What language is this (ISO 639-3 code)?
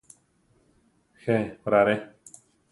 tar